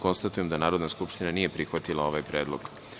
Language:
Serbian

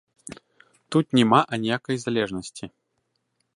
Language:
Belarusian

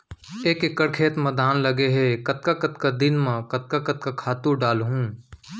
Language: Chhattisgarhi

